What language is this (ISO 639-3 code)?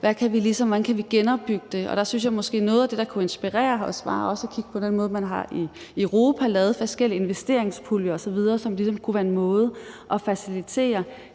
dan